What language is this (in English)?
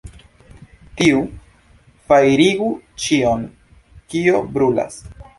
Esperanto